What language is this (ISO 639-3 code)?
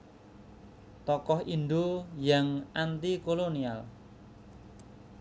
jav